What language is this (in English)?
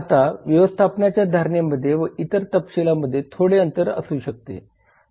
Marathi